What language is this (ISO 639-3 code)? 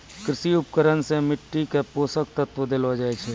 mai